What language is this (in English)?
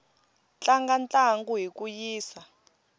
Tsonga